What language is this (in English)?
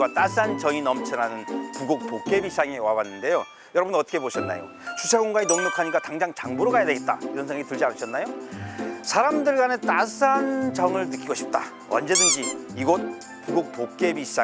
Korean